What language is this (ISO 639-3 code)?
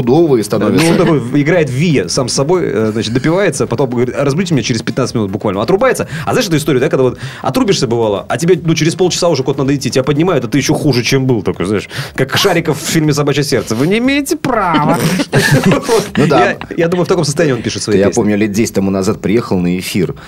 rus